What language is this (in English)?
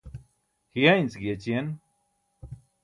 Burushaski